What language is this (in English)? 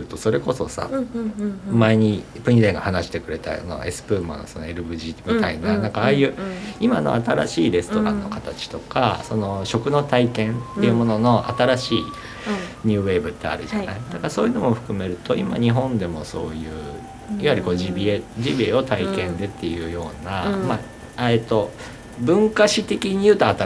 Japanese